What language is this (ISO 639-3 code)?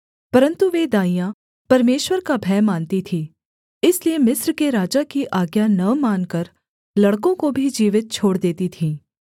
hin